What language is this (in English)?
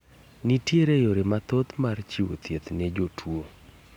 Luo (Kenya and Tanzania)